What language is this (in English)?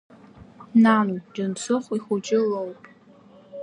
Abkhazian